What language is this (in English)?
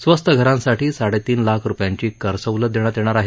Marathi